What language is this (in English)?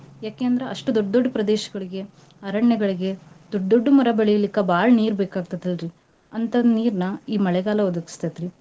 Kannada